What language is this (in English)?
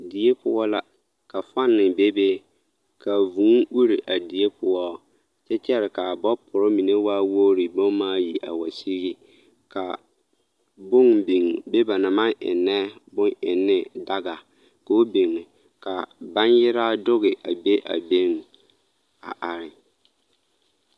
Southern Dagaare